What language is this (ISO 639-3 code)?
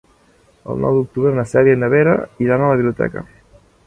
cat